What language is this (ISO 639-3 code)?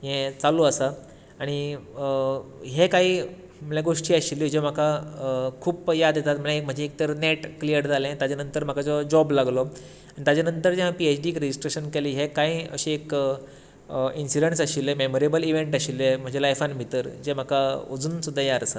kok